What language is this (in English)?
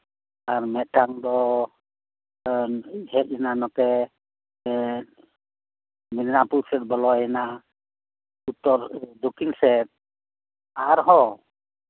Santali